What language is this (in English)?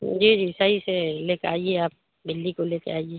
Urdu